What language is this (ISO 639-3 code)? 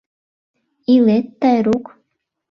chm